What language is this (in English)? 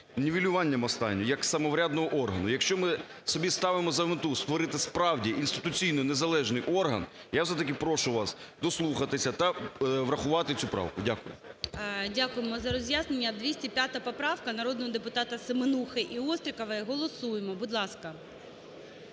Ukrainian